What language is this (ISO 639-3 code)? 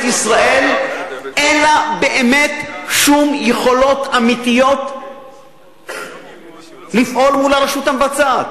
heb